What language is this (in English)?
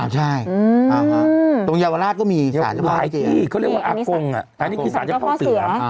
Thai